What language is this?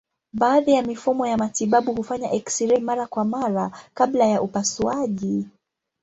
Swahili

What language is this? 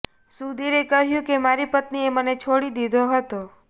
Gujarati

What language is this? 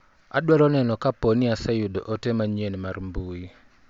Luo (Kenya and Tanzania)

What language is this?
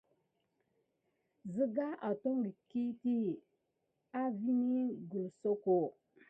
Gidar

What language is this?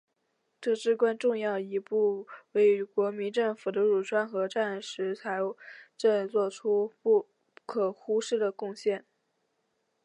Chinese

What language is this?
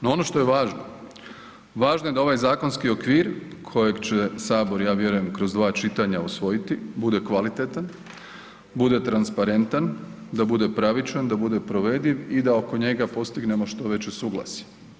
Croatian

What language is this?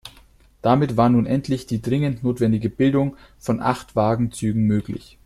German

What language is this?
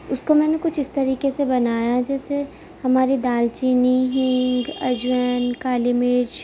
Urdu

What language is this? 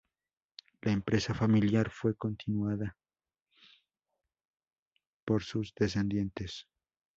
Spanish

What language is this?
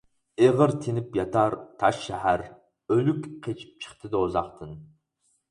Uyghur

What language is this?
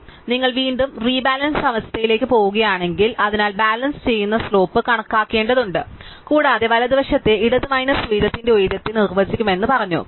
Malayalam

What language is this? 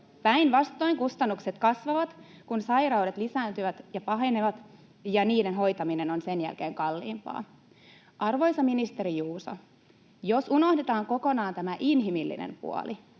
Finnish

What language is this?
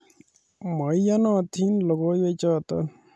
Kalenjin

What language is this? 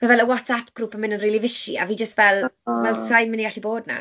Welsh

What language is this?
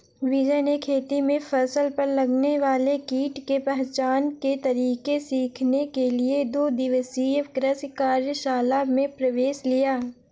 Hindi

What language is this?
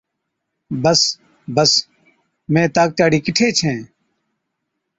Od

